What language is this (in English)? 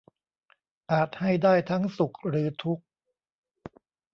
Thai